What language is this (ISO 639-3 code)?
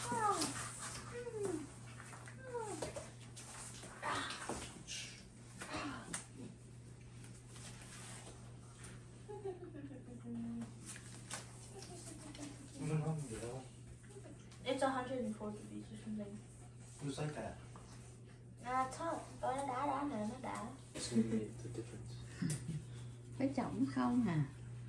vie